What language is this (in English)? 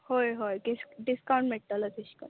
Konkani